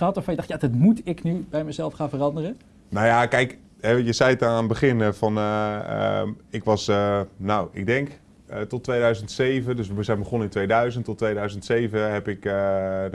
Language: Dutch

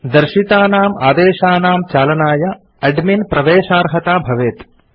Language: Sanskrit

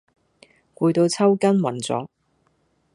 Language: Cantonese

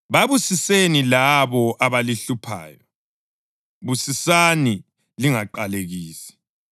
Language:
North Ndebele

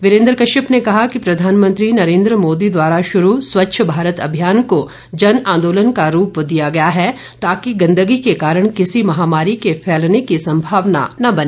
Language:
Hindi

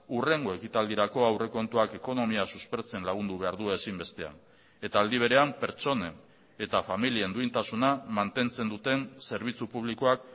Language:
Basque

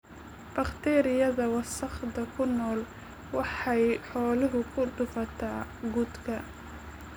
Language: Somali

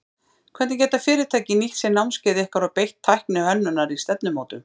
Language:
Icelandic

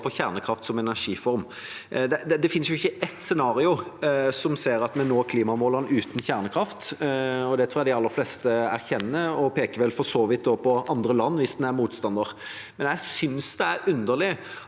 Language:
Norwegian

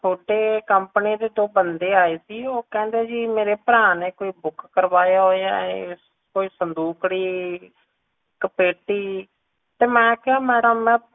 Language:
Punjabi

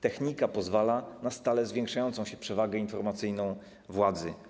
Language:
Polish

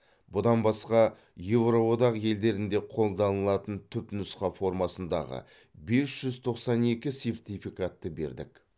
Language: Kazakh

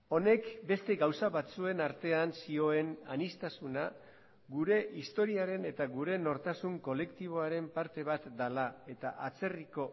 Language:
Basque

